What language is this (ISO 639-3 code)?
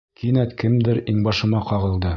bak